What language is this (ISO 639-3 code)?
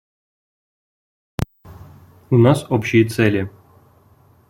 rus